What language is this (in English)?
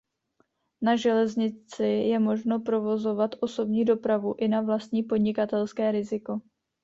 Czech